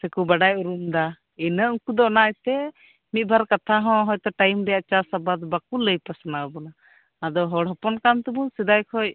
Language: Santali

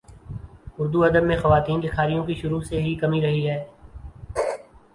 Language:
Urdu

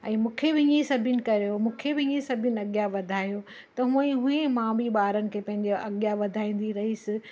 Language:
Sindhi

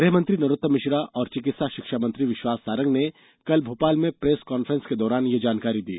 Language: Hindi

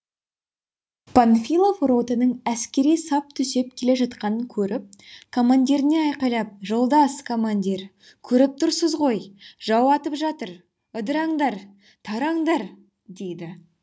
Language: Kazakh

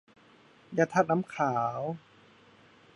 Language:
Thai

